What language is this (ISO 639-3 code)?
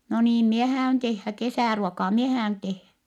fin